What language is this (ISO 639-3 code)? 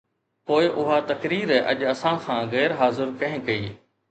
snd